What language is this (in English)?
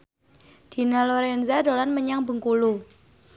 Javanese